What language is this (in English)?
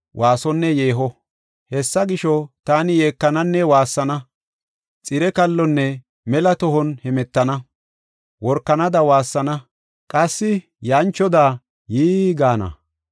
Gofa